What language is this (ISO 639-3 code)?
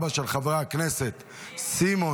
heb